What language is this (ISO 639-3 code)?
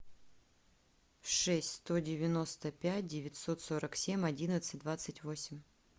rus